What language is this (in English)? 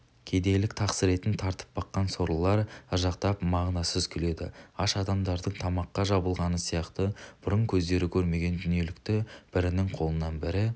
Kazakh